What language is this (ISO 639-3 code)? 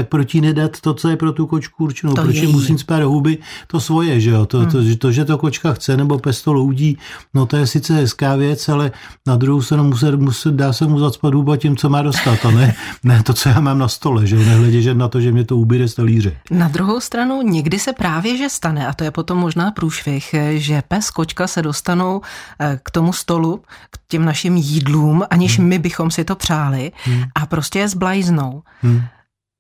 ces